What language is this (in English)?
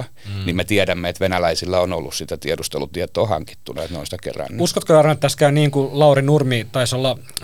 Finnish